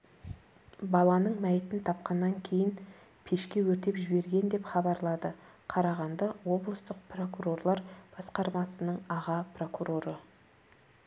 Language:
Kazakh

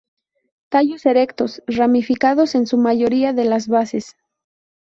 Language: Spanish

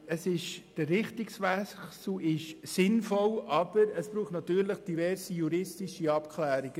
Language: Swiss German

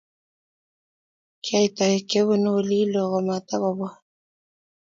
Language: Kalenjin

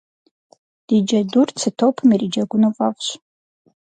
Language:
Kabardian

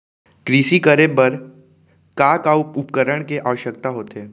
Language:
Chhattisgarhi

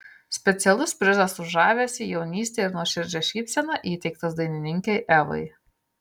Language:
Lithuanian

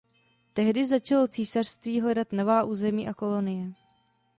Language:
Czech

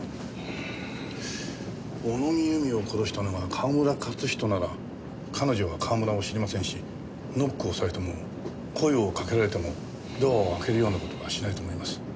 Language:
Japanese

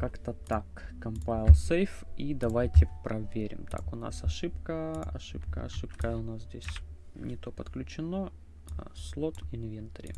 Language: Russian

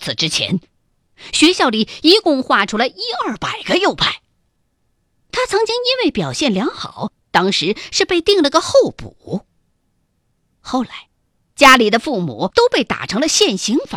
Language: Chinese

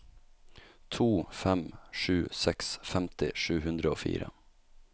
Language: Norwegian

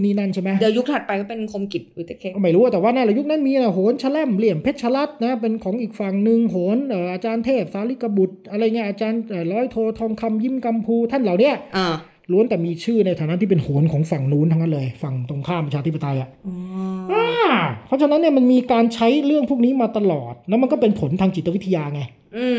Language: Thai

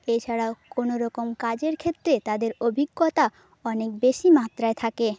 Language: Bangla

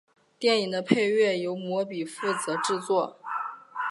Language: Chinese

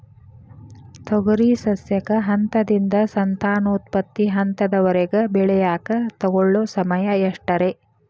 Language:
Kannada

